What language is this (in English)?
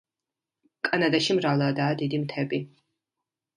Georgian